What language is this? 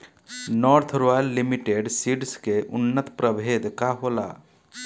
Bhojpuri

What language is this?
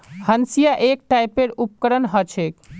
Magahi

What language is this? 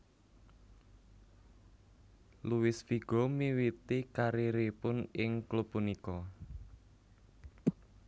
Javanese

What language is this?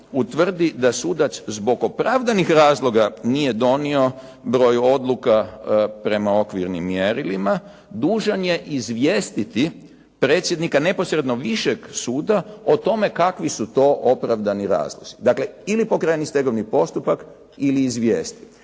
Croatian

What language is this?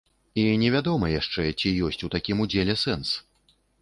Belarusian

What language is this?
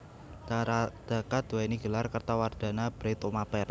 Javanese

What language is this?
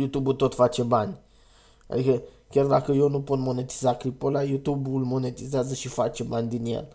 Romanian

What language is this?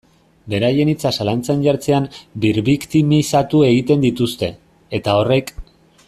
Basque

